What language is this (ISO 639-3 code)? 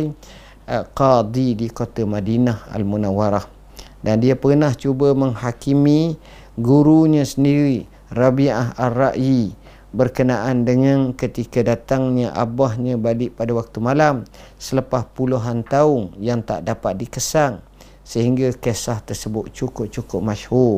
msa